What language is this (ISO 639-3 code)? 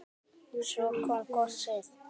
isl